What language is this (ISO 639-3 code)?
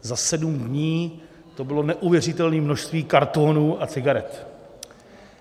ces